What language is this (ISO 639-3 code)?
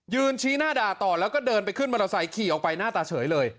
tha